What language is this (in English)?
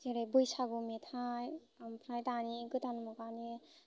Bodo